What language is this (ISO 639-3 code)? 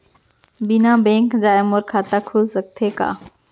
hne